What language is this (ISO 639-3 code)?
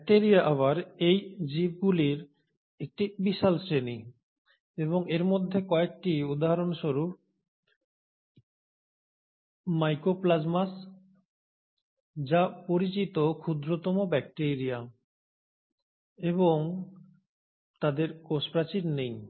ben